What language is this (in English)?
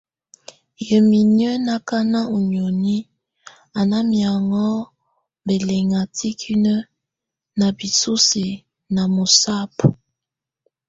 Tunen